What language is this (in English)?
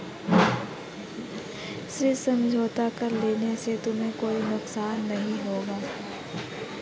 Hindi